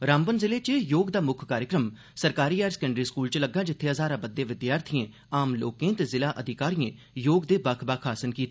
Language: Dogri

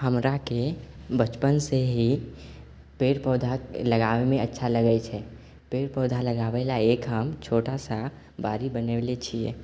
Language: Maithili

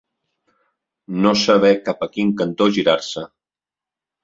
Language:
Catalan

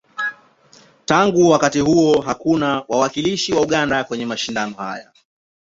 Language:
Swahili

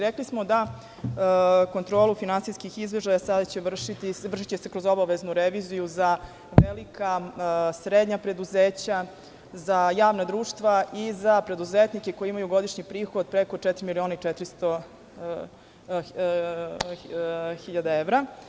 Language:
Serbian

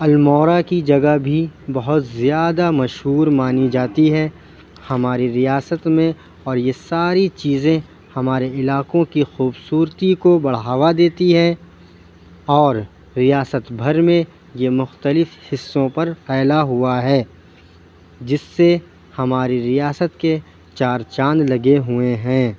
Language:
Urdu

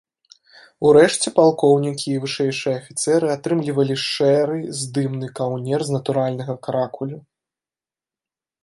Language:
Belarusian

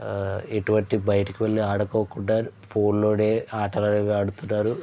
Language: Telugu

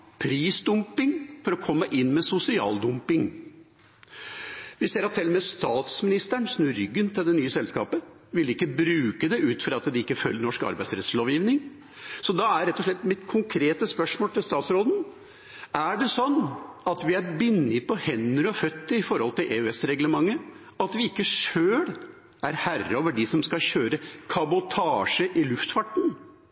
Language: Norwegian Bokmål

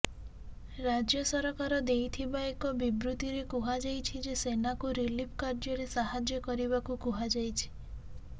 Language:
Odia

